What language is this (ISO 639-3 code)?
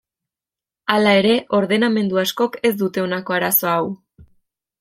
eus